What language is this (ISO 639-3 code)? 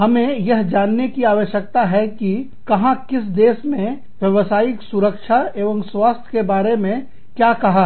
hin